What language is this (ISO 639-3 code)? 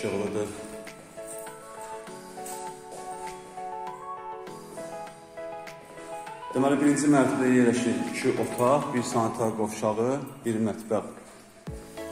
tur